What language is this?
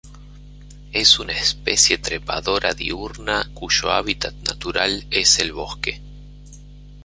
Spanish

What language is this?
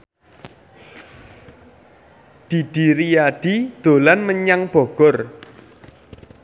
Javanese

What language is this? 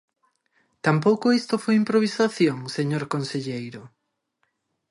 Galician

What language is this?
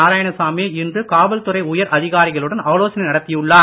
Tamil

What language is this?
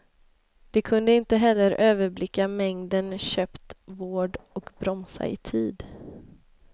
Swedish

